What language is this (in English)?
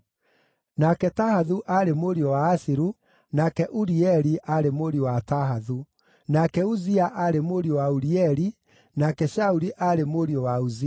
Kikuyu